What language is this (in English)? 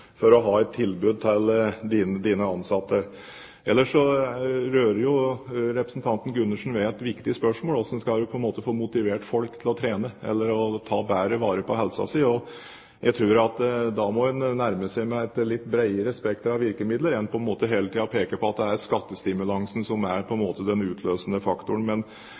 Norwegian Bokmål